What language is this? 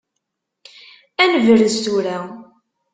Kabyle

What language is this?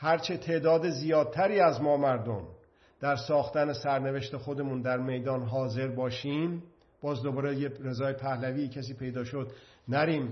Persian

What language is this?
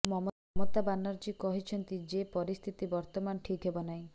Odia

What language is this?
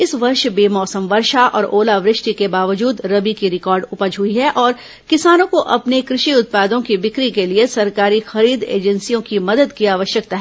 Hindi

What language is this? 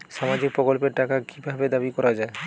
Bangla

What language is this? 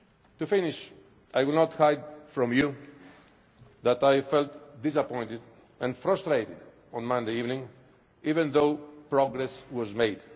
English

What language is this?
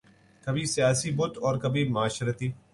Urdu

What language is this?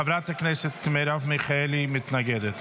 Hebrew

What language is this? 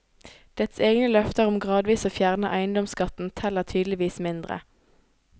Norwegian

